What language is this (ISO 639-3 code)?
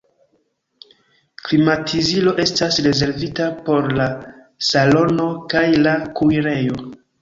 epo